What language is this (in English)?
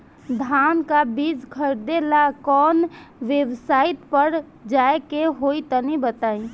Bhojpuri